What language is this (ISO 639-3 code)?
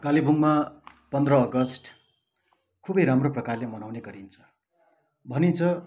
nep